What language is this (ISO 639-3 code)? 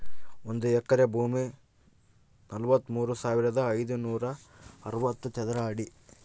kan